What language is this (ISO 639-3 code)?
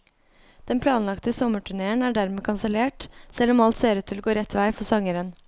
nor